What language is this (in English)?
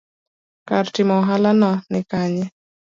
Luo (Kenya and Tanzania)